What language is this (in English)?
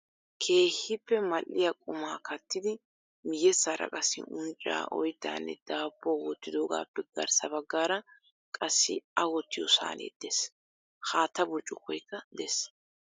Wolaytta